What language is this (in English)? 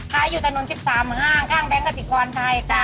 Thai